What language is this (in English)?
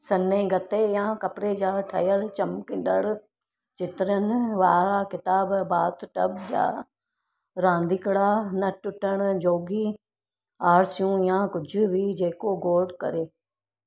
Sindhi